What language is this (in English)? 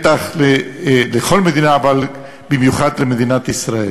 Hebrew